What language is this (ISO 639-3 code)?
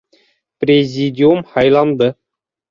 bak